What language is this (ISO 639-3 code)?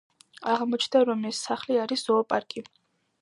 kat